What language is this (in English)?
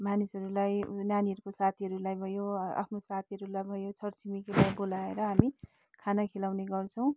Nepali